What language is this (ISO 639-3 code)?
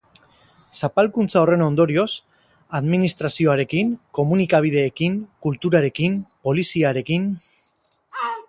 eus